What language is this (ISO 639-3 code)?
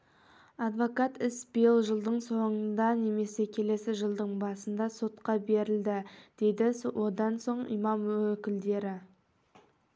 kaz